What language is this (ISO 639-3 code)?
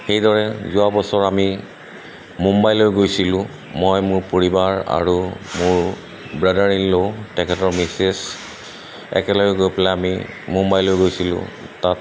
asm